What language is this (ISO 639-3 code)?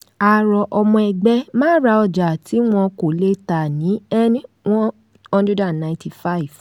yor